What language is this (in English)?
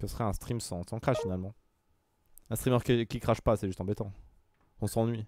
French